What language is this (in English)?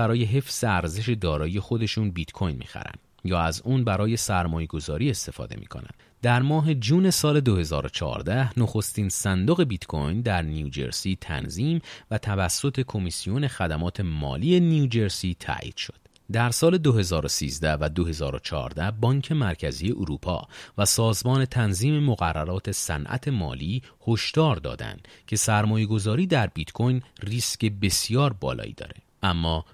Persian